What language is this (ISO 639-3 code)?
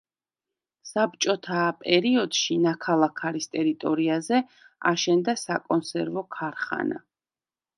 kat